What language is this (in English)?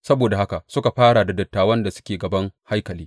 Hausa